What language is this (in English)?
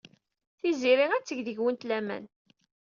Kabyle